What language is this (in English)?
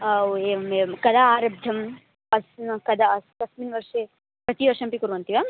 Sanskrit